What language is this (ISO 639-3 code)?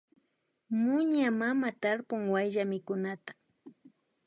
qvi